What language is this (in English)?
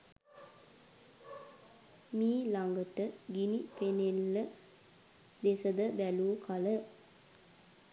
Sinhala